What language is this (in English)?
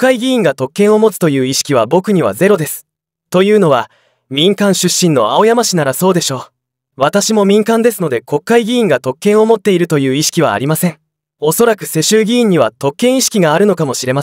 Japanese